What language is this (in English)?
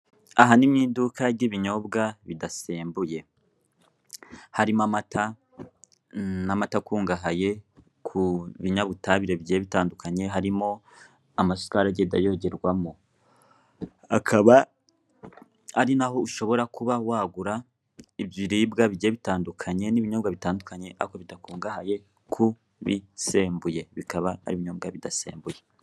Kinyarwanda